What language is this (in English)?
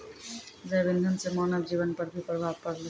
Maithili